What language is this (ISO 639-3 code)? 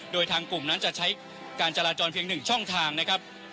tha